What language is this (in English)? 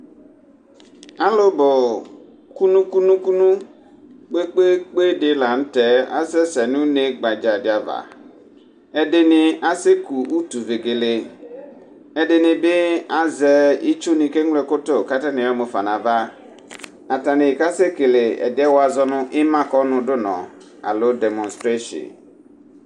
Ikposo